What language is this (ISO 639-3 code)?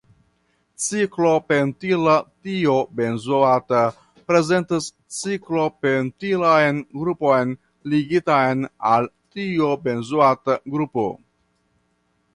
epo